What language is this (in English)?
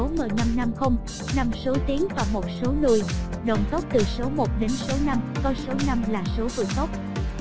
Vietnamese